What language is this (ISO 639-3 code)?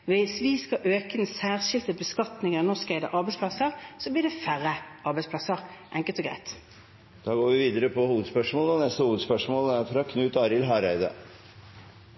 nob